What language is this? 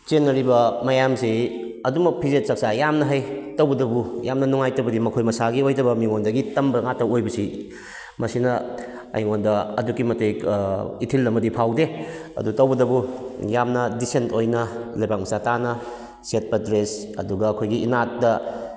Manipuri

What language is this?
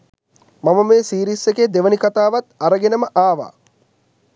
Sinhala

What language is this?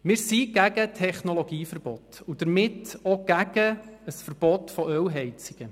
Swiss German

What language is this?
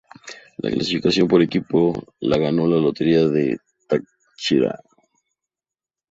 Spanish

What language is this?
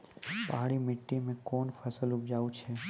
Maithili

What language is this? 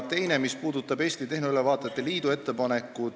Estonian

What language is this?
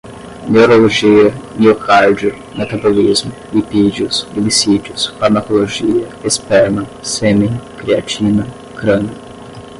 Portuguese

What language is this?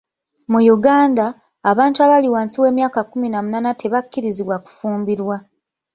Ganda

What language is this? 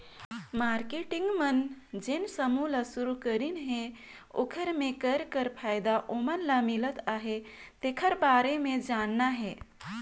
Chhattisgarhi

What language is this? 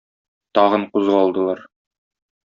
Tatar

